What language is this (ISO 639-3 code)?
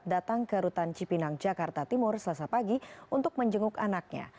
ind